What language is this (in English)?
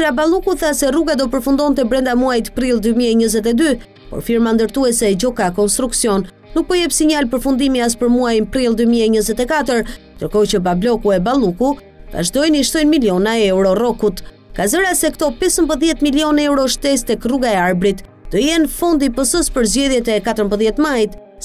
Romanian